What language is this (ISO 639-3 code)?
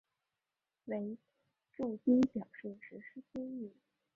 zho